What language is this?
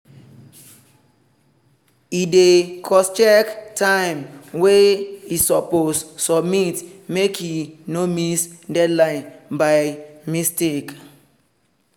Nigerian Pidgin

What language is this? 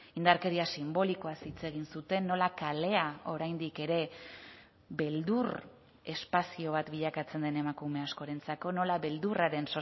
Basque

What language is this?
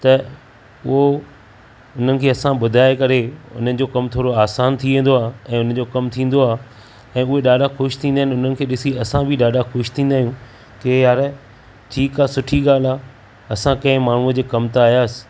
Sindhi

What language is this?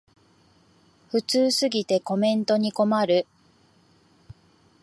Japanese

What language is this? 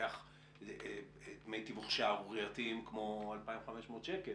Hebrew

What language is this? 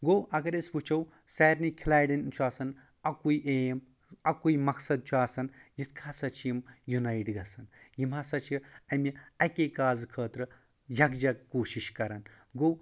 Kashmiri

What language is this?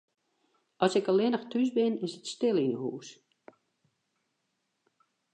Western Frisian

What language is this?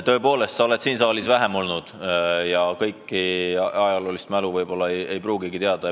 Estonian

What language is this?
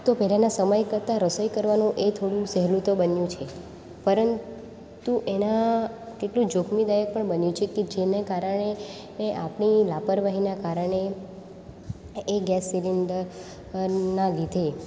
Gujarati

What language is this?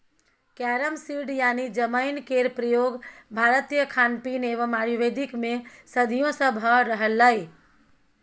Maithili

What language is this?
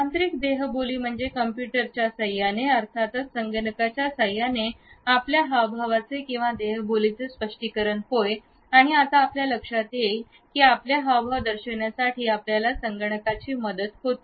Marathi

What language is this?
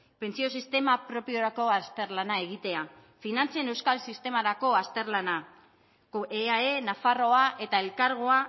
Basque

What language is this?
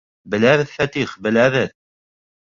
Bashkir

